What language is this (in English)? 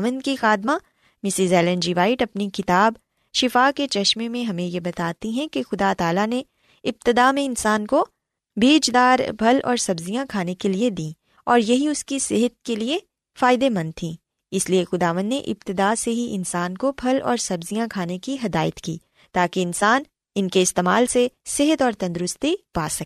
Urdu